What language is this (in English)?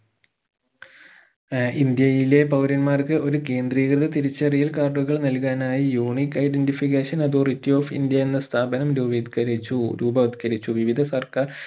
Malayalam